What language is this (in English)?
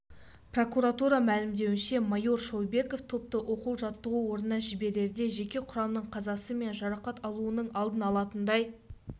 Kazakh